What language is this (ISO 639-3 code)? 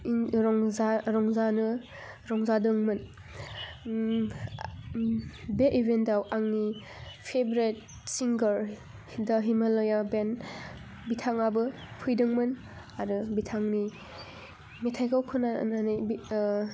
brx